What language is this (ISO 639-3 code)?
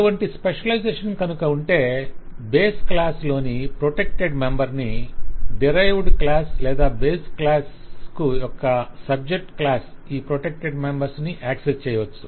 tel